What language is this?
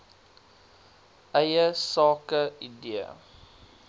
Afrikaans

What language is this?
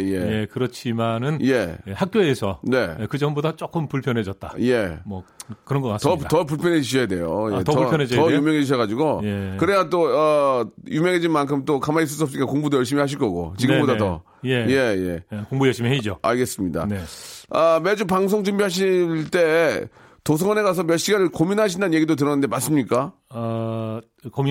Korean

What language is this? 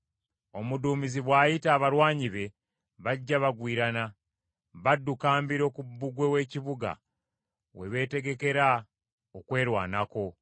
Ganda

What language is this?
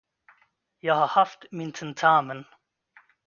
Swedish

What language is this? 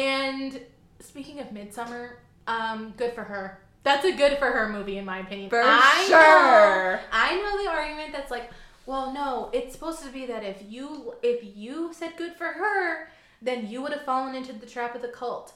English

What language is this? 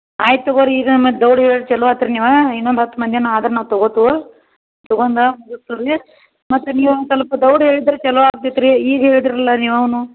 Kannada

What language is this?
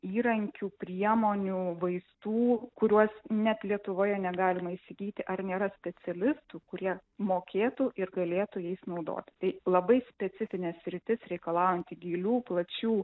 Lithuanian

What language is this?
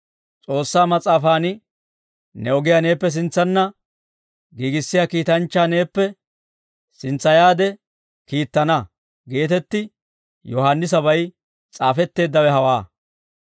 Dawro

